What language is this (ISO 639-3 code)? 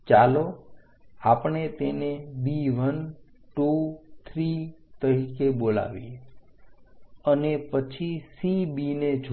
guj